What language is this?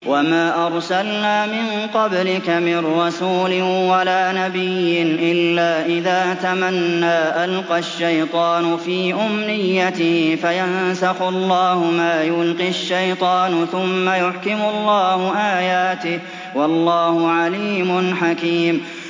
Arabic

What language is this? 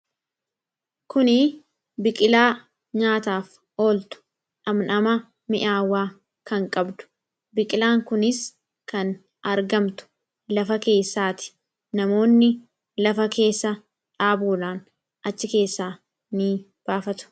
Oromo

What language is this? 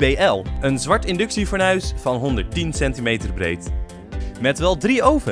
Dutch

